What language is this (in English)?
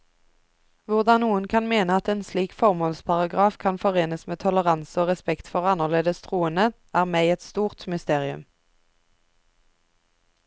Norwegian